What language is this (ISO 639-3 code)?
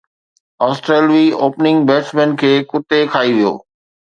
snd